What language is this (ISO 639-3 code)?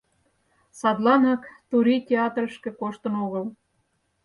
chm